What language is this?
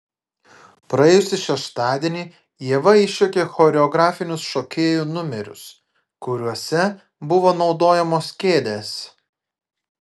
Lithuanian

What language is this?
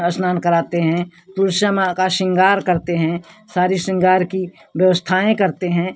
Hindi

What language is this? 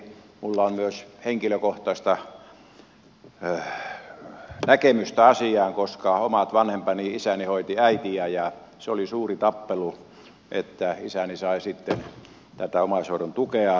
Finnish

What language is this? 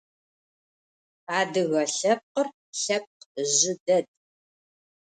Adyghe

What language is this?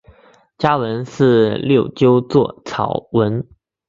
Chinese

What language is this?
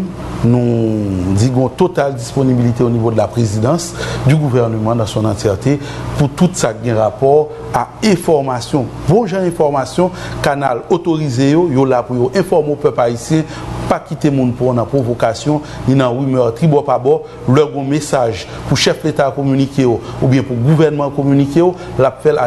French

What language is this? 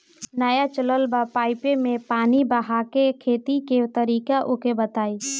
Bhojpuri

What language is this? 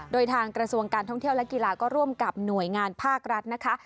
Thai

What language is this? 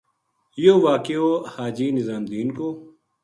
Gujari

